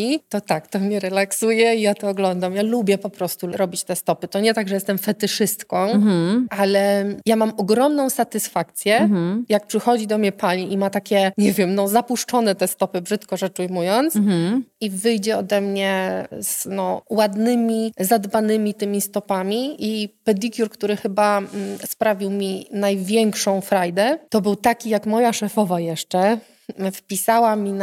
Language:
Polish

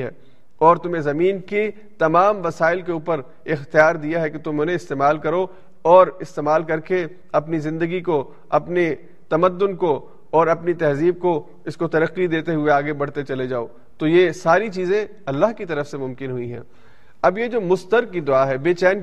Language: Urdu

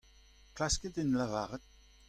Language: Breton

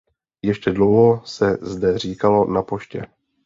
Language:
Czech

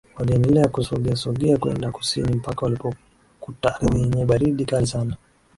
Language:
Swahili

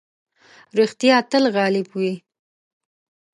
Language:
Pashto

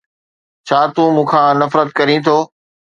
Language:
Sindhi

